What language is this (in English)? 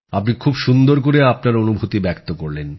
Bangla